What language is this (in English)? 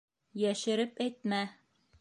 Bashkir